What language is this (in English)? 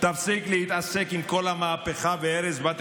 Hebrew